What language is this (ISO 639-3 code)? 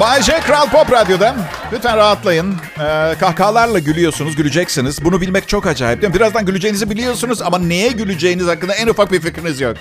tur